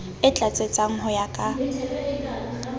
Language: Southern Sotho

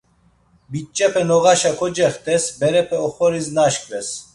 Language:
Laz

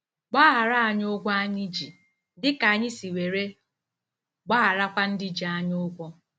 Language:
Igbo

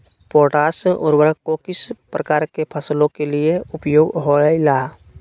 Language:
Magahi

